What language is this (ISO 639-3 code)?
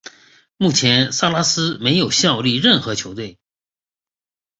zho